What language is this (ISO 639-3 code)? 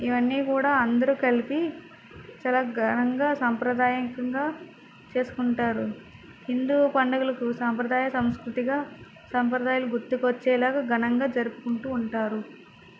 tel